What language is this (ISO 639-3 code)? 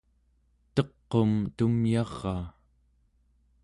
esu